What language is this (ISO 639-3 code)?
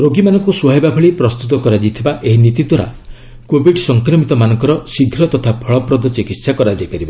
ori